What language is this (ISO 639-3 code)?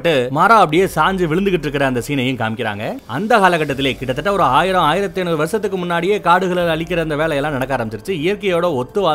tam